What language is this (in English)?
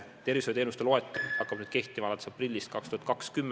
Estonian